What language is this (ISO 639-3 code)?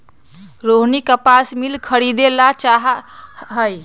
mag